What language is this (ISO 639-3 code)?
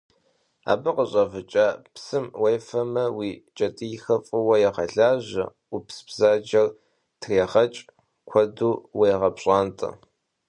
kbd